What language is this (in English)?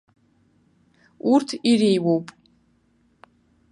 Abkhazian